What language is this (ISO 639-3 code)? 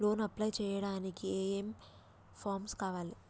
tel